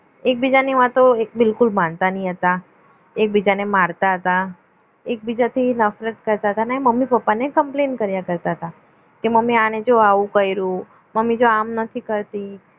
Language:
Gujarati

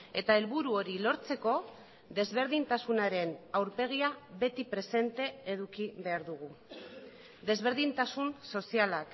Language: Basque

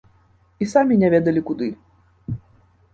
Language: Belarusian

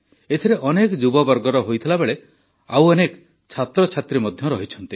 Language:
Odia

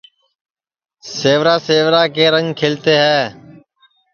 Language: Sansi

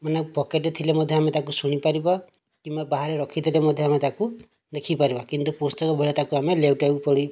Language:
Odia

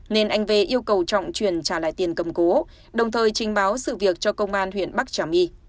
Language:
Vietnamese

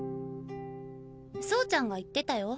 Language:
Japanese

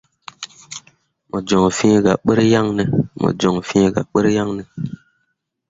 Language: Mundang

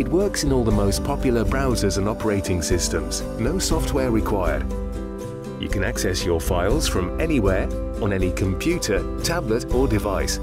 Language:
English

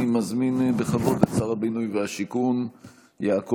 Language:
Hebrew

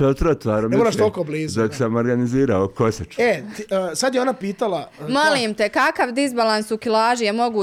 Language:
Croatian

